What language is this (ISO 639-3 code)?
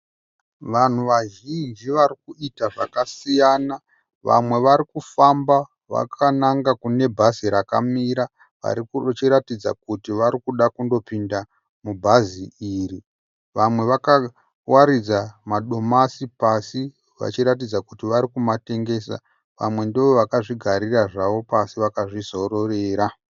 sna